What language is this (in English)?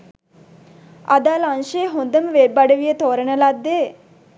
Sinhala